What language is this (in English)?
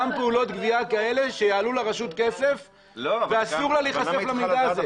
Hebrew